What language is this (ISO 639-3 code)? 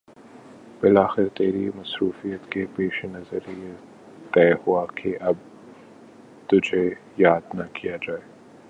urd